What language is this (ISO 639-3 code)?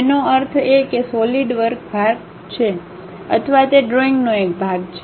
guj